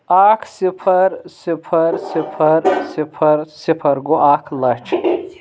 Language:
Kashmiri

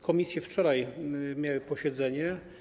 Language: Polish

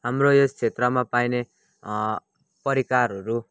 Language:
Nepali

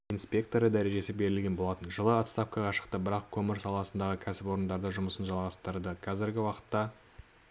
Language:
Kazakh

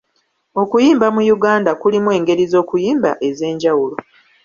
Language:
Ganda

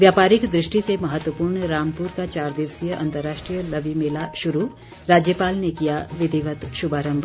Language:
Hindi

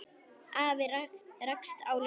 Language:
Icelandic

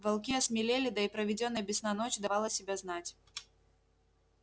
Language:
Russian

